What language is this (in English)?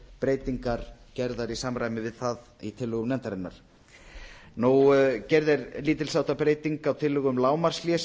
Icelandic